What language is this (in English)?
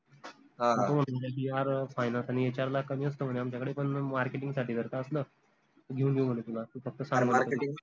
Marathi